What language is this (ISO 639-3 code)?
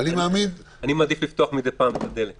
heb